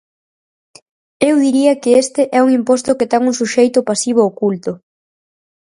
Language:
Galician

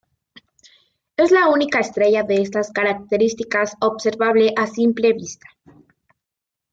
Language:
Spanish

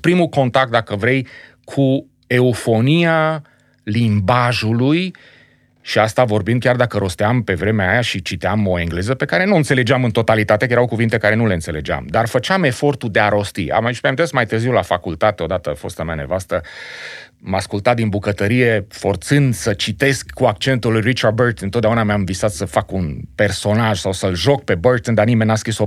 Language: Romanian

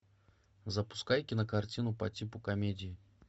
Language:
Russian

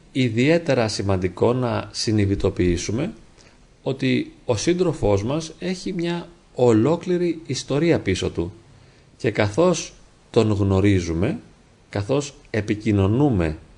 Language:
Greek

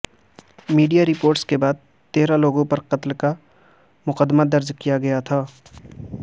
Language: Urdu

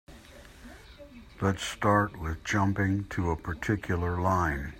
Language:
English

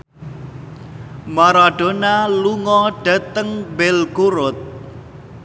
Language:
Javanese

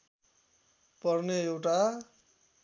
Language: Nepali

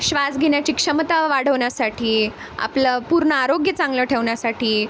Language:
Marathi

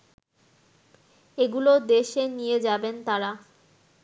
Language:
Bangla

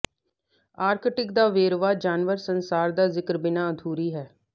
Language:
Punjabi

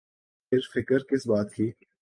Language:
Urdu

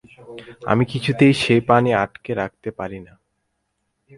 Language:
Bangla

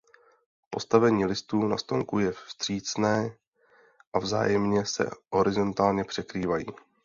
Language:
Czech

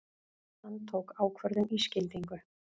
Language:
Icelandic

